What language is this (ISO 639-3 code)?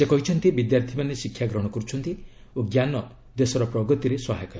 ori